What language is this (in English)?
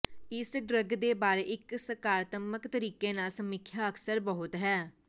Punjabi